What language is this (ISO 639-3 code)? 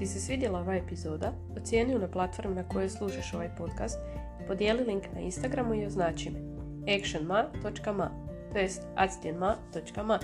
hrv